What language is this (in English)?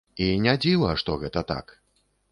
Belarusian